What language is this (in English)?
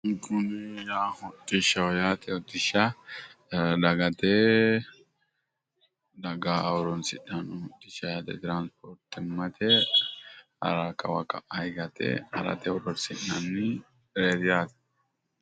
Sidamo